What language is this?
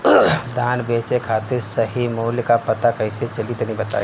Bhojpuri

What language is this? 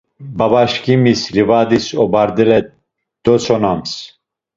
Laz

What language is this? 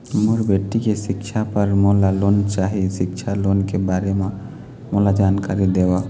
Chhattisgarhi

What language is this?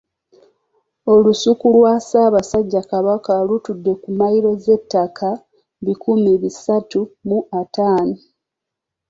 Ganda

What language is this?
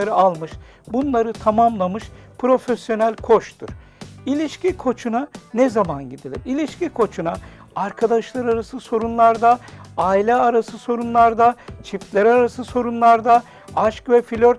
Turkish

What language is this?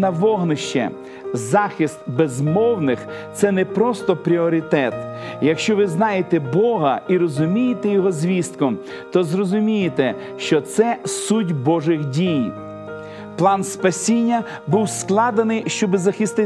Ukrainian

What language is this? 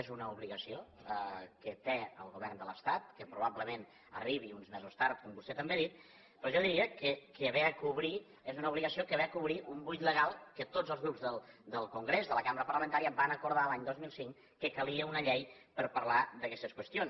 Catalan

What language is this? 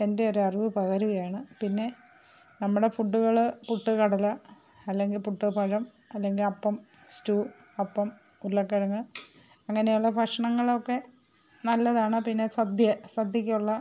Malayalam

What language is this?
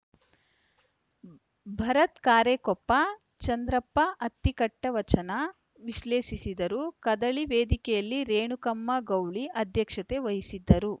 Kannada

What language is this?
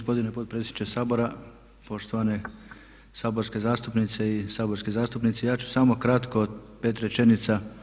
Croatian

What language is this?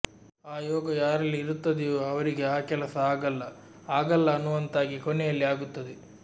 Kannada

